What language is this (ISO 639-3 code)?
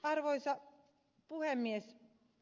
fin